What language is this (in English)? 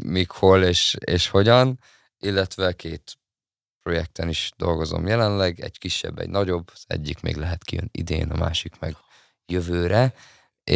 Hungarian